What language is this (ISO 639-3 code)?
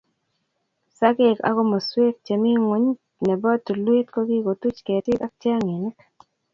kln